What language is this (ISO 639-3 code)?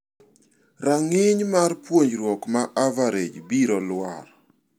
luo